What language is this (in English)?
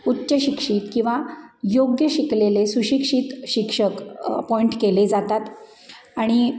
Marathi